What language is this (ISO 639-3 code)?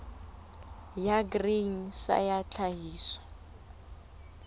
sot